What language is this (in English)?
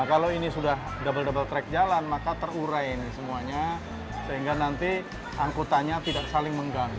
Indonesian